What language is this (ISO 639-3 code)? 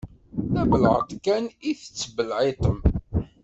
kab